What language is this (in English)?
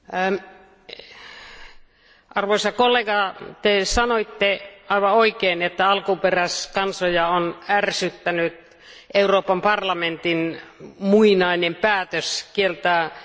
Finnish